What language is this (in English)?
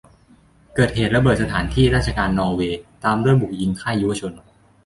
Thai